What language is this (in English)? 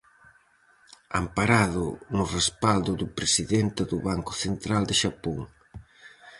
Galician